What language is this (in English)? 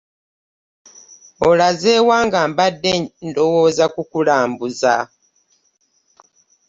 Ganda